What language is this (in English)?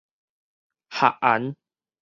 Min Nan Chinese